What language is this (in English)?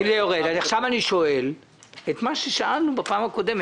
Hebrew